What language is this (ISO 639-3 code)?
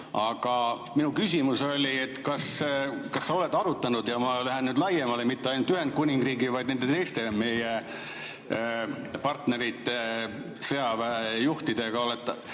est